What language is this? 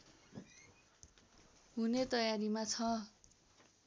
Nepali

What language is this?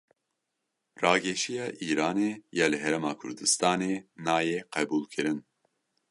Kurdish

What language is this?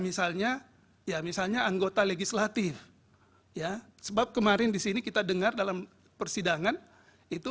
Indonesian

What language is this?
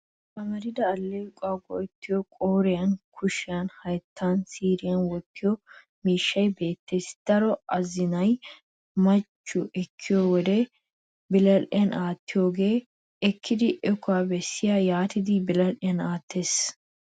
Wolaytta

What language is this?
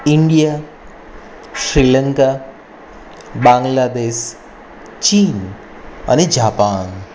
Gujarati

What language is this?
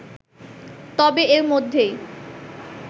Bangla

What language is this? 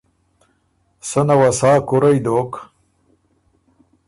Ormuri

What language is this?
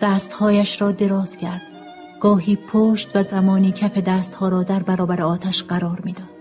Persian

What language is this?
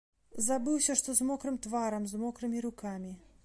Belarusian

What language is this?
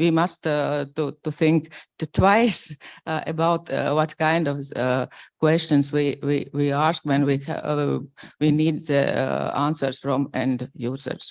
English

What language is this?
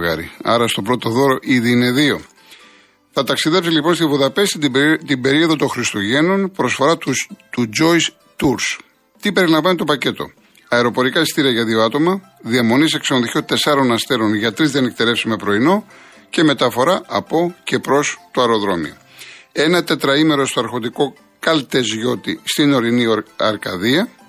Greek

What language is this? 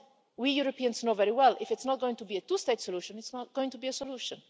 English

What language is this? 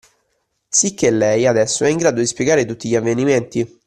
Italian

